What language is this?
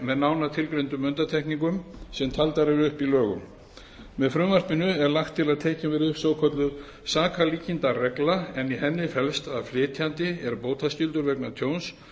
Icelandic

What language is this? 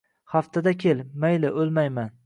Uzbek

